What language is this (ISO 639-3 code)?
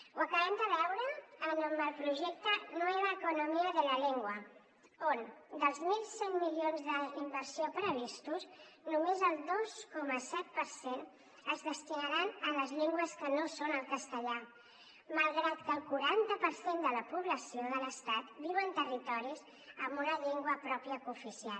cat